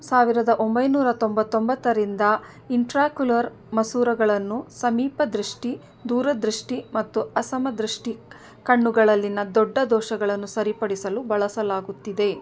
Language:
Kannada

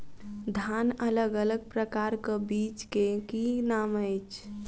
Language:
Maithili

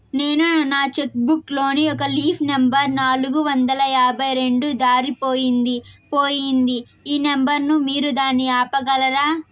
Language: Telugu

